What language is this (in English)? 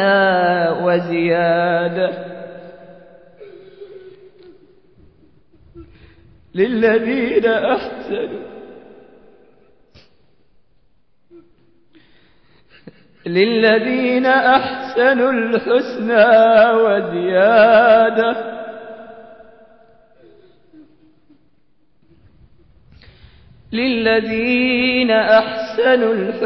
Arabic